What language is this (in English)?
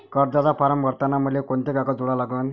Marathi